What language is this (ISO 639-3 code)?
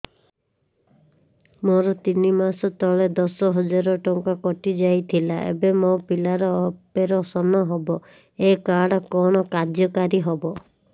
ori